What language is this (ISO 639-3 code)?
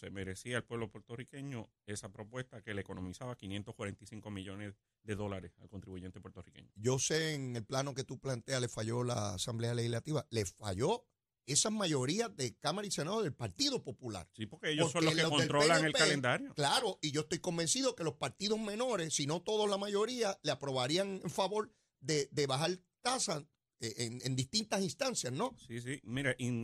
spa